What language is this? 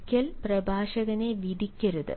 Malayalam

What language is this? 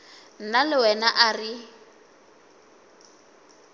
Northern Sotho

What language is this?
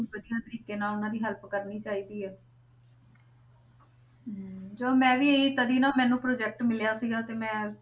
Punjabi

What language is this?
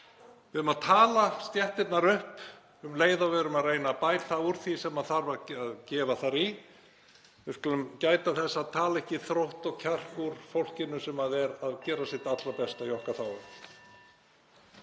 Icelandic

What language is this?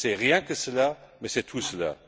French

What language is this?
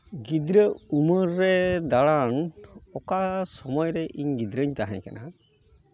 Santali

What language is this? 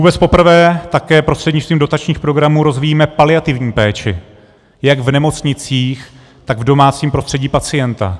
Czech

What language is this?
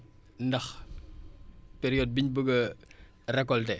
Wolof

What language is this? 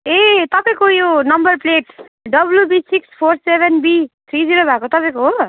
Nepali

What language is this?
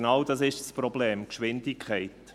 Swiss German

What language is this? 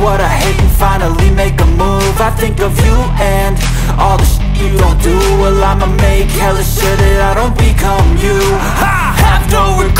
Malay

